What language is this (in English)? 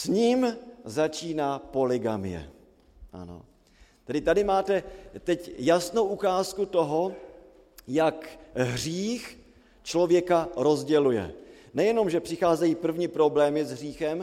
Czech